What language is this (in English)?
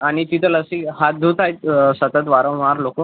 Marathi